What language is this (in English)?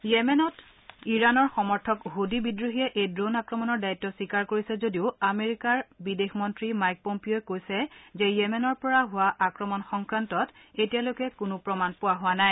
Assamese